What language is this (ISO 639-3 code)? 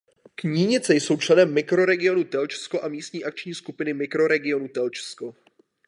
ces